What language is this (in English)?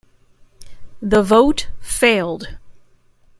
English